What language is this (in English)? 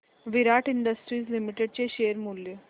Marathi